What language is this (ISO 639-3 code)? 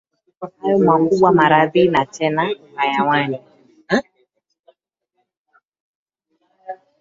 swa